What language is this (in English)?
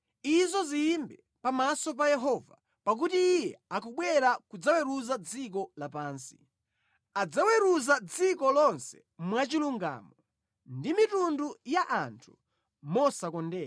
Nyanja